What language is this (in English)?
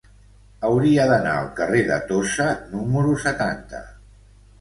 Catalan